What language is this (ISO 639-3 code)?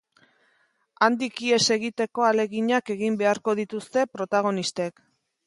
eus